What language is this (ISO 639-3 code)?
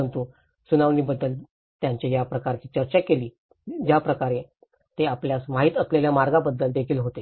mar